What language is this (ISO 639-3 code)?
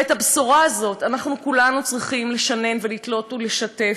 heb